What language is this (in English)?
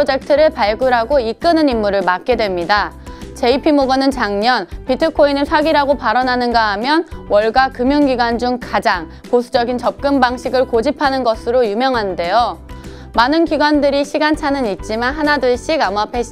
Korean